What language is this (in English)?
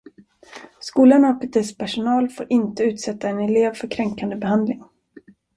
Swedish